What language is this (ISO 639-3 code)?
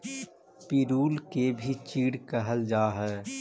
mag